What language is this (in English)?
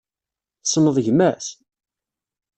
Kabyle